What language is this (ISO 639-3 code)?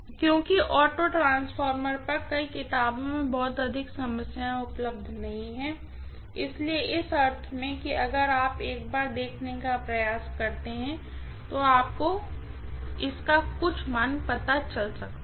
hin